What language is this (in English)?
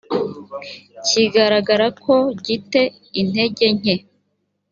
Kinyarwanda